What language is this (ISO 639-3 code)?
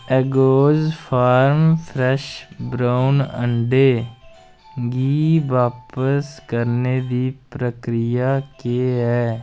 doi